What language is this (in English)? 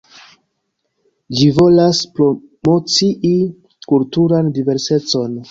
Esperanto